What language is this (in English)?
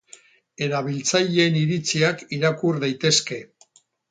Basque